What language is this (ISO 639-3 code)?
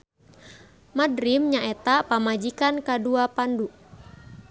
sun